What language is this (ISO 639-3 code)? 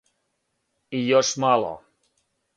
srp